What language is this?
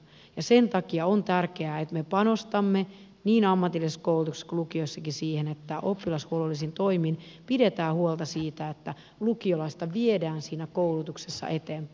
Finnish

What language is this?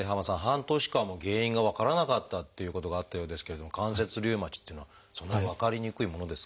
Japanese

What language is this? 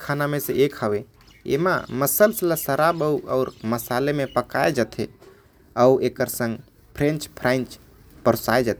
Korwa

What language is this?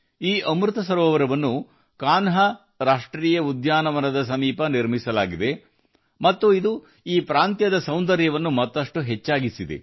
Kannada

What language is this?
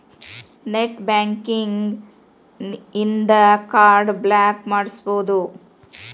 Kannada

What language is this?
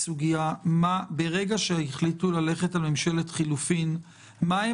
Hebrew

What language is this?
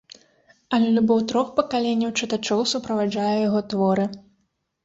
Belarusian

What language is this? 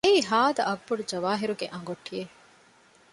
Divehi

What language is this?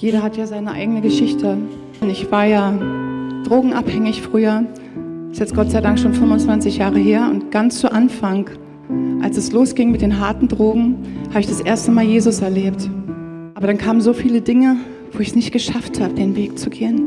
German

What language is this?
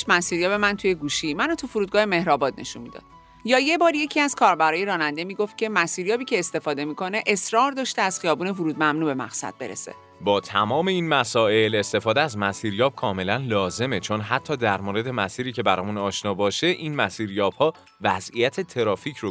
Persian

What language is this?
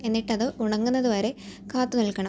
Malayalam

